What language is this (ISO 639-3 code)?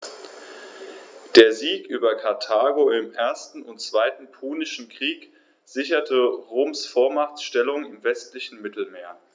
deu